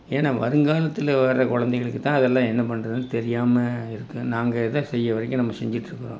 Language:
Tamil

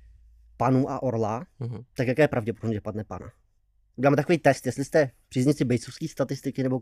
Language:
Czech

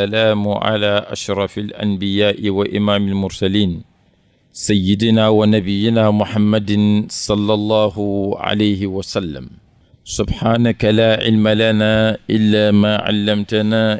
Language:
French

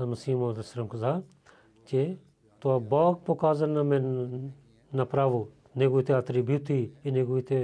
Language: Bulgarian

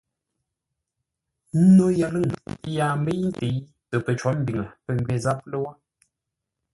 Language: Ngombale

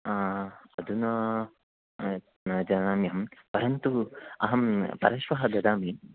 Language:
Sanskrit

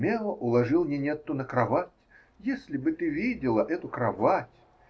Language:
Russian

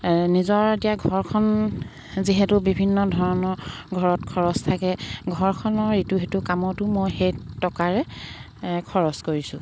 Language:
Assamese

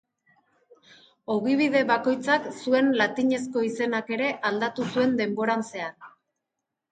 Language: Basque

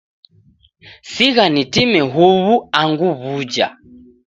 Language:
Taita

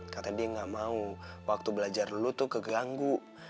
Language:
Indonesian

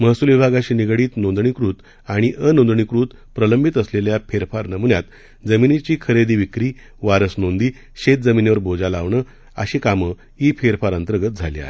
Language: Marathi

